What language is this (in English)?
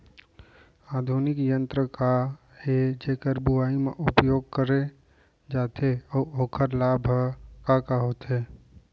Chhattisgarhi